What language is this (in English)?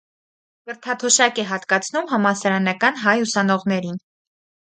Armenian